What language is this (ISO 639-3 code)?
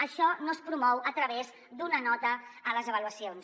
cat